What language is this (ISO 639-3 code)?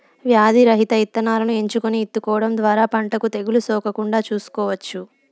tel